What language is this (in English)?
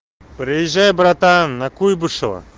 Russian